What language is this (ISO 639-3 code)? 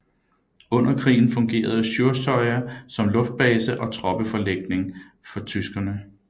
dan